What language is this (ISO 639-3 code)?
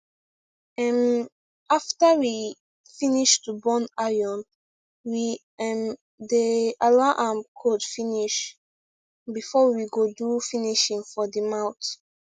pcm